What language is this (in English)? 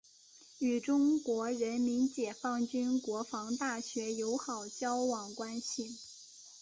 Chinese